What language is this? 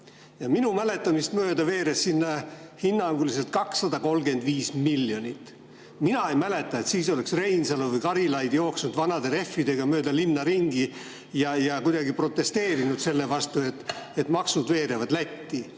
Estonian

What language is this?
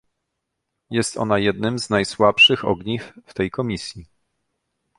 Polish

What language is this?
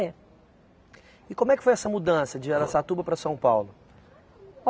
Portuguese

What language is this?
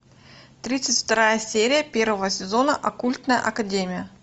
Russian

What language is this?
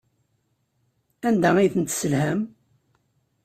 Kabyle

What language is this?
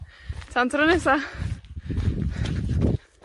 Welsh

